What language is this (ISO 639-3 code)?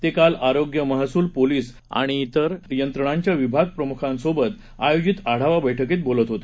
mar